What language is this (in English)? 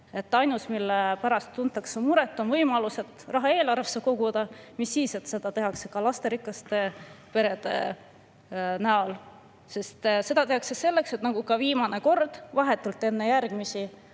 Estonian